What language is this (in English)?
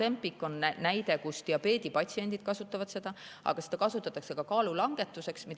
Estonian